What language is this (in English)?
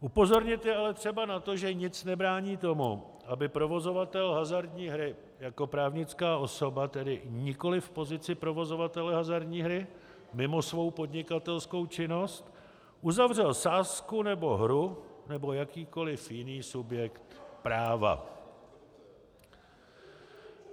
Czech